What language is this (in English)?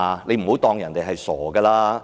Cantonese